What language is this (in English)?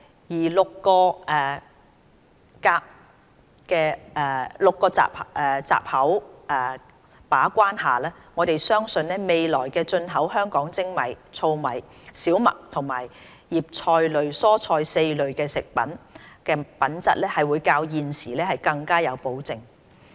Cantonese